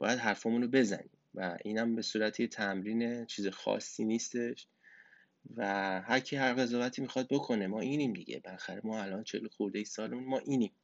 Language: Persian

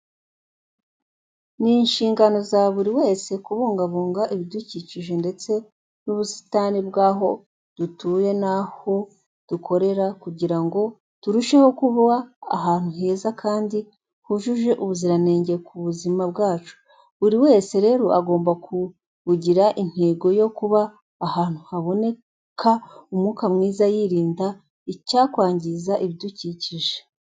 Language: Kinyarwanda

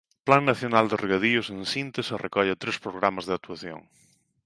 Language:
Galician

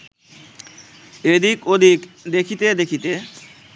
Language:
Bangla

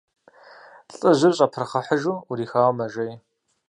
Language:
Kabardian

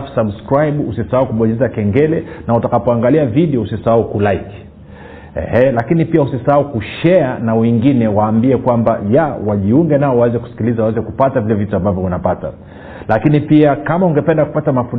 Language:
Swahili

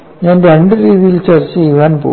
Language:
Malayalam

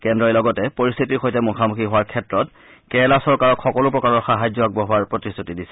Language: Assamese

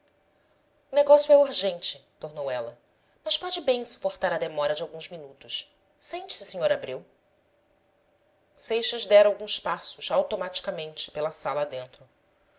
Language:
Portuguese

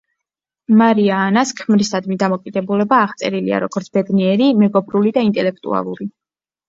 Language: Georgian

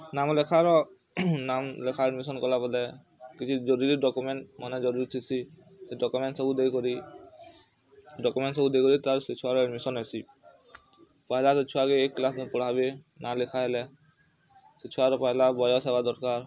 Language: Odia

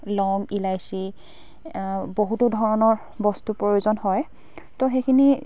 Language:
Assamese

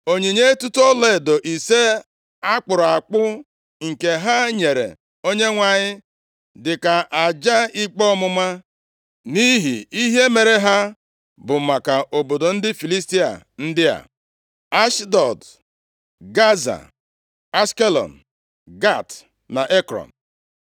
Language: Igbo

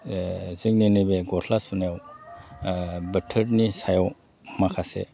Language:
Bodo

